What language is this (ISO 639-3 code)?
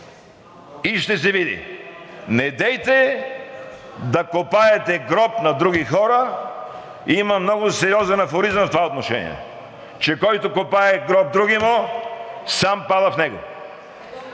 bul